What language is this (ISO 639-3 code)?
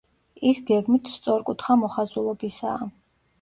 kat